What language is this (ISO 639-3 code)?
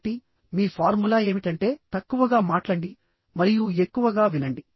tel